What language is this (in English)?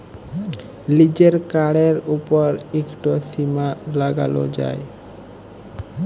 Bangla